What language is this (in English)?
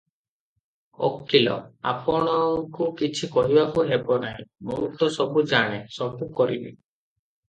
Odia